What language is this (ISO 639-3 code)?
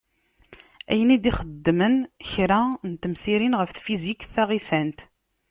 kab